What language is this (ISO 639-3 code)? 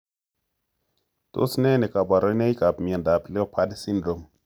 kln